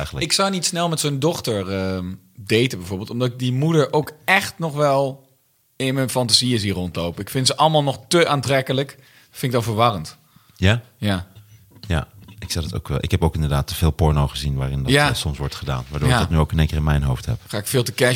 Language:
Dutch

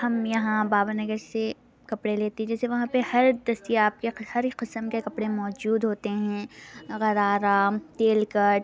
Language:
Urdu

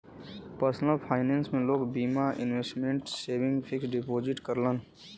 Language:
Bhojpuri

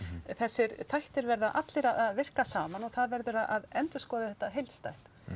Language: Icelandic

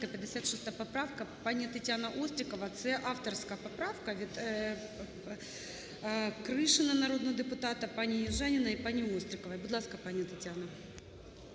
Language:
Ukrainian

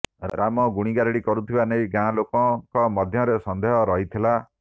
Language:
Odia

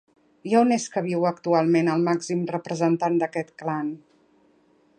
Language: Catalan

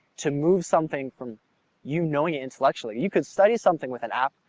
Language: English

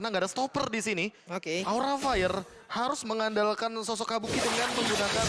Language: Indonesian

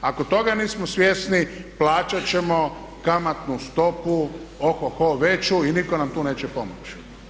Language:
Croatian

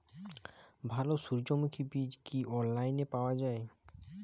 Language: Bangla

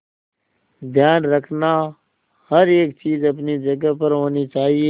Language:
Hindi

